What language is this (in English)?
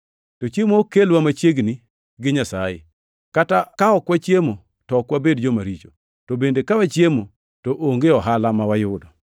Luo (Kenya and Tanzania)